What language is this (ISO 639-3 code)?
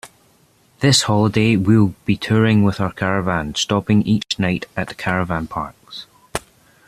eng